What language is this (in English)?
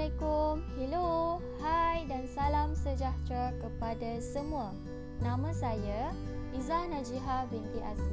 Malay